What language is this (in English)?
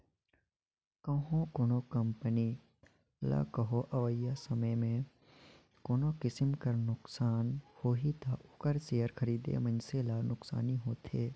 Chhattisgarhi